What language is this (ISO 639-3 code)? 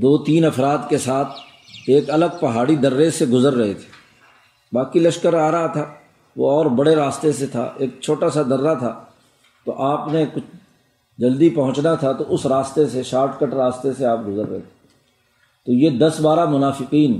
urd